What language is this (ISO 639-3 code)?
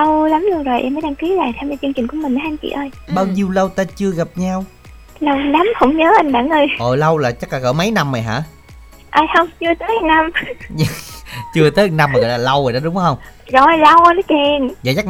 vie